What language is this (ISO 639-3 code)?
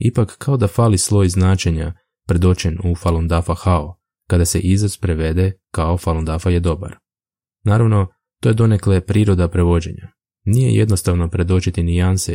hrv